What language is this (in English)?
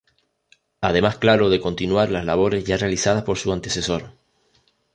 Spanish